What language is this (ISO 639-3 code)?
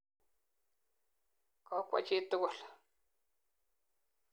kln